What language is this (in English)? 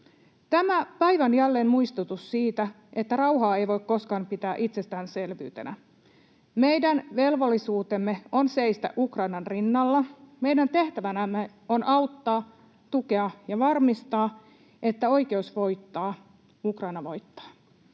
Finnish